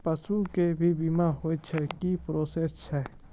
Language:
Maithili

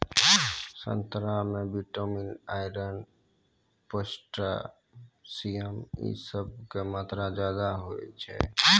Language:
Maithili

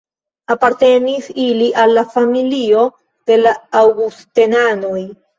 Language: Esperanto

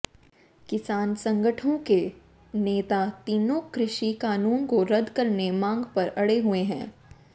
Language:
Hindi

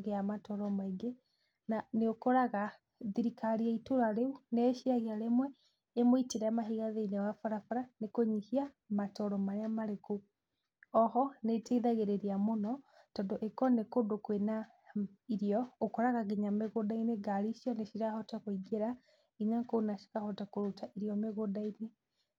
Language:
Kikuyu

